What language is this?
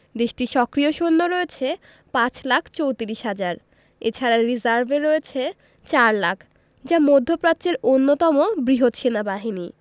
Bangla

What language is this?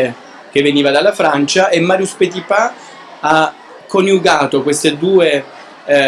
Italian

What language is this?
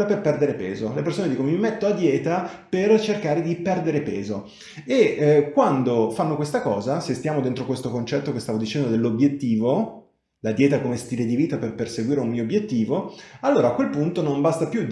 Italian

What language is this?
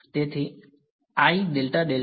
Gujarati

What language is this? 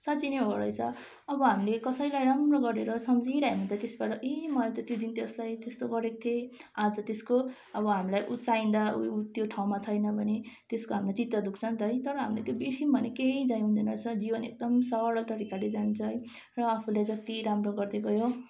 Nepali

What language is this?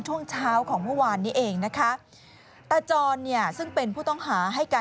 Thai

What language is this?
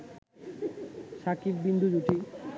Bangla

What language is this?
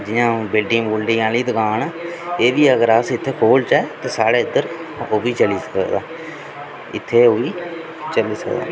Dogri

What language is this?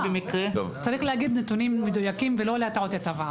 Hebrew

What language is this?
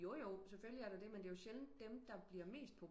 Danish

